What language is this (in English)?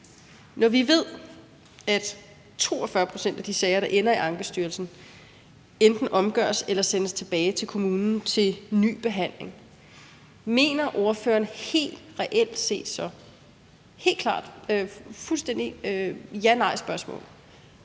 Danish